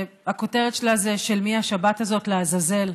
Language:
Hebrew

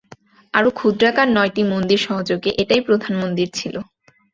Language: Bangla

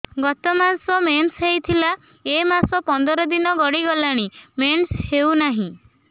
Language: Odia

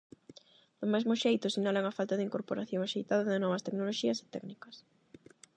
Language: Galician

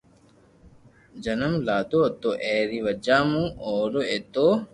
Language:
Loarki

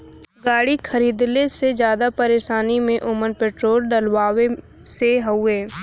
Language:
Bhojpuri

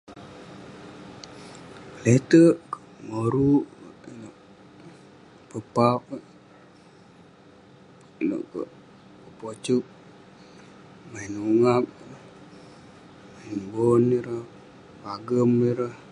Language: Western Penan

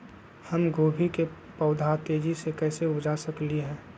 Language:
Magahi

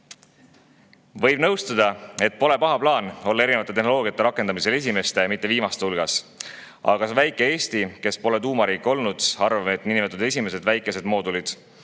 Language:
Estonian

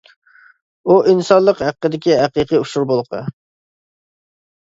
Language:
Uyghur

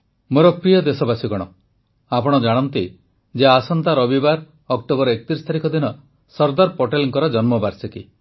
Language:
Odia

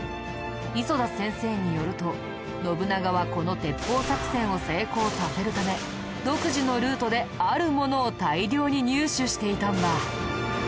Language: Japanese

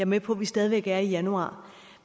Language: Danish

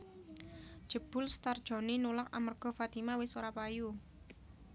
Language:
Javanese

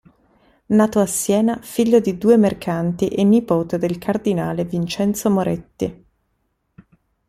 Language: Italian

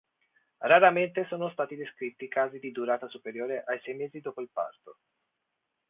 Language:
Italian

